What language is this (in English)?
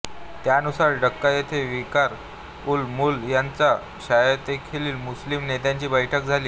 Marathi